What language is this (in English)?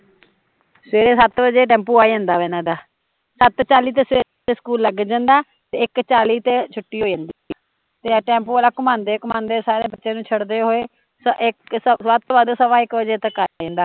Punjabi